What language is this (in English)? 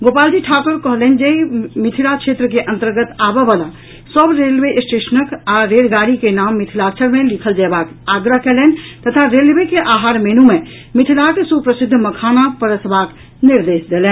Maithili